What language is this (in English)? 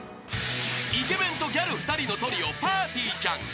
Japanese